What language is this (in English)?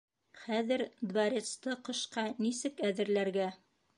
Bashkir